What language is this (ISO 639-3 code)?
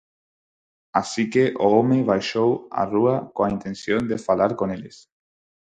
glg